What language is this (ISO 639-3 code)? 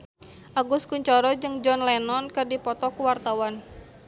sun